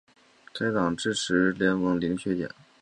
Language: Chinese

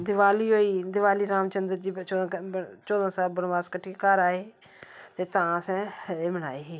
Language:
Dogri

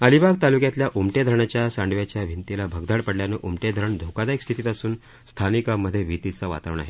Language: Marathi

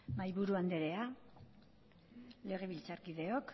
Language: Basque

